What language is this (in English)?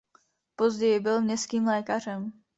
Czech